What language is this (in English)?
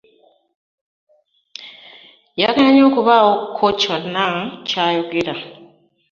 Ganda